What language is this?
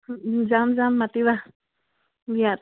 Assamese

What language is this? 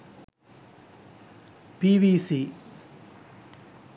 Sinhala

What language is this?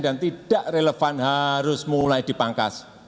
Indonesian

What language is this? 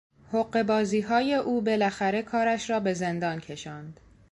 Persian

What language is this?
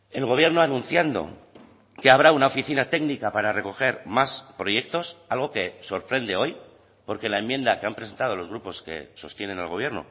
Spanish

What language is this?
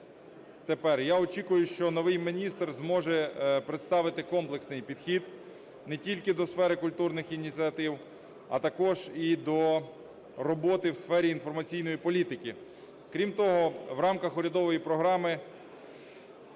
Ukrainian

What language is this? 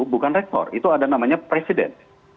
Indonesian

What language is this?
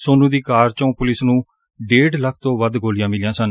Punjabi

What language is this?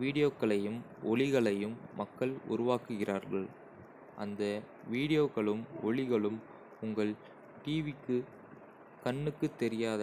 Kota (India)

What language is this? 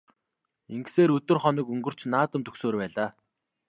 Mongolian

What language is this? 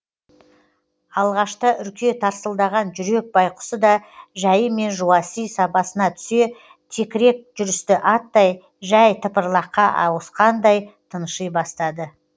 Kazakh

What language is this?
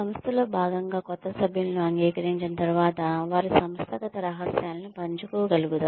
Telugu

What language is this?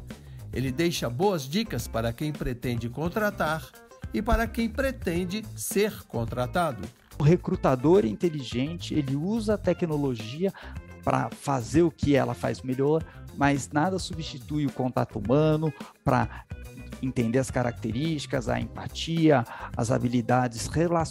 Portuguese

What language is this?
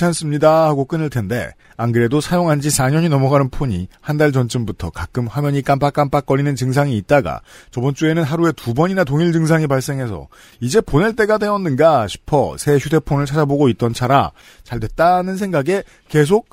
Korean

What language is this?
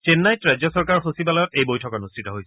Assamese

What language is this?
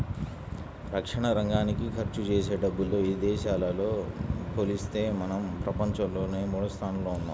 Telugu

